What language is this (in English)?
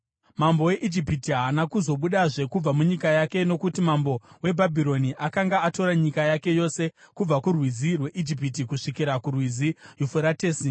Shona